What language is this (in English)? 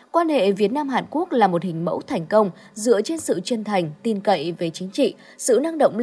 Vietnamese